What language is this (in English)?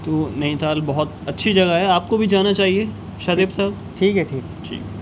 Urdu